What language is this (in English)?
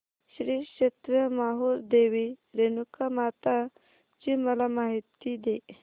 Marathi